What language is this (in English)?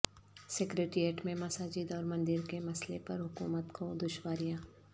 Urdu